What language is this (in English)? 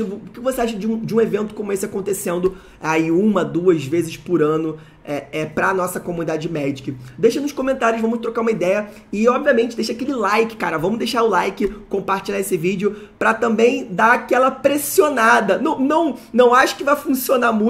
Portuguese